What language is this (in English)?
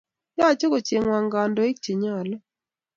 Kalenjin